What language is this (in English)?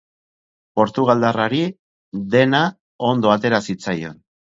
Basque